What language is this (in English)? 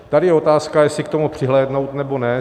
Czech